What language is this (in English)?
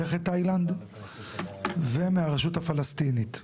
Hebrew